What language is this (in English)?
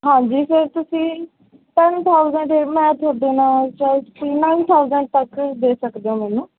Punjabi